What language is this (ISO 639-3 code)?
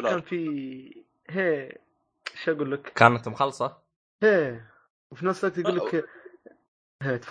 ara